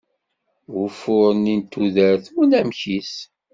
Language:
Kabyle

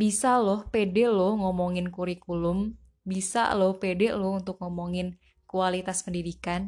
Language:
Indonesian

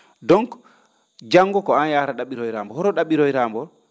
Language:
Fula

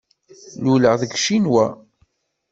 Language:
Kabyle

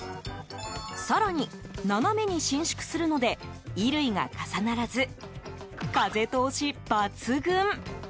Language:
Japanese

